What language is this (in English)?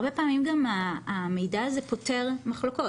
Hebrew